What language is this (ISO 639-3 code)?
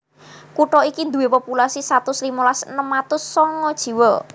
jav